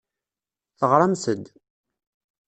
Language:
Kabyle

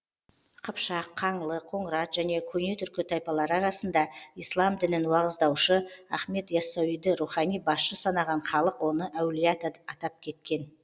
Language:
Kazakh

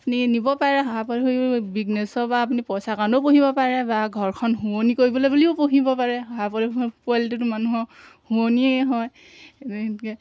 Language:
Assamese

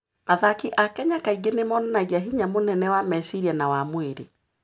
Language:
Kikuyu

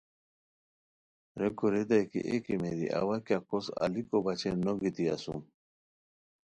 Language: Khowar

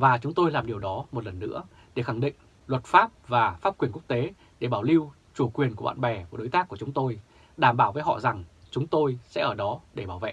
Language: Vietnamese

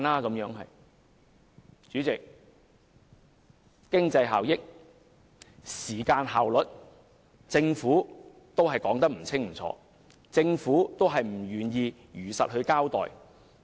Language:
Cantonese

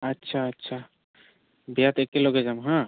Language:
Assamese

